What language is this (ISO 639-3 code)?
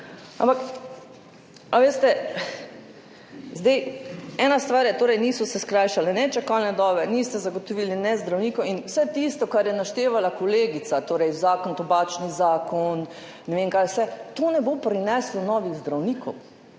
slv